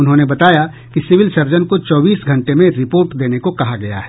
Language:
Hindi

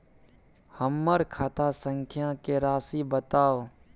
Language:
Maithili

